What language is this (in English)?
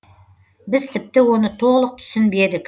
Kazakh